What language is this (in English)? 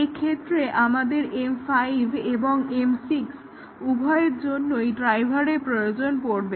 Bangla